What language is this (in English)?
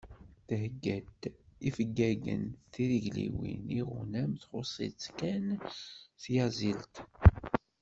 Kabyle